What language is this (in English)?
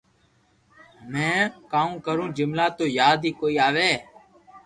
Loarki